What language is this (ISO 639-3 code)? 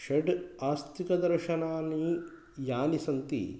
san